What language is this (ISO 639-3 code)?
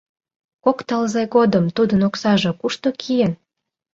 chm